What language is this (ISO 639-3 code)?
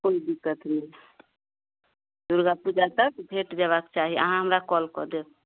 mai